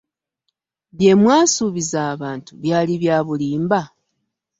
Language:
Ganda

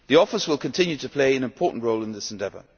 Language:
English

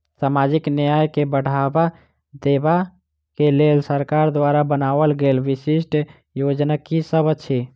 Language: Maithili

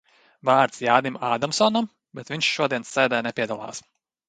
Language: Latvian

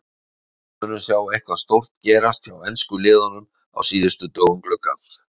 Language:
Icelandic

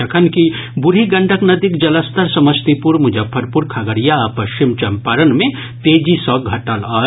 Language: Maithili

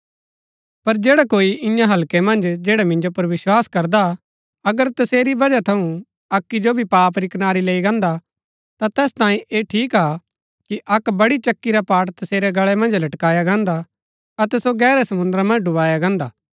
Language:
Gaddi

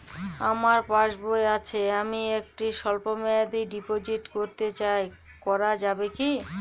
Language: Bangla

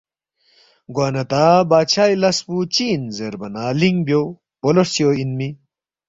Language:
Balti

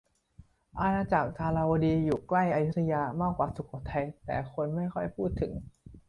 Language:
Thai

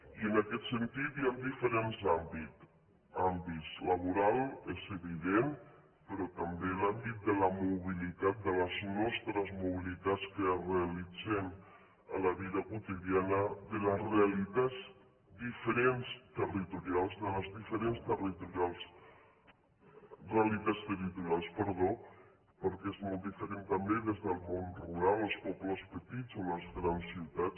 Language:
Catalan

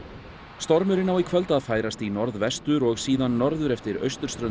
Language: Icelandic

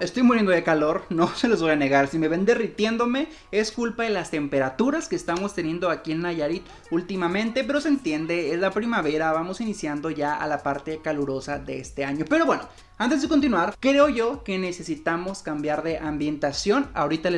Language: Spanish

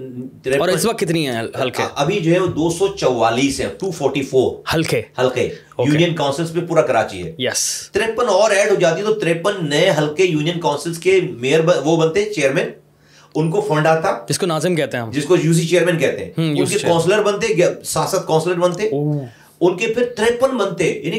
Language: Urdu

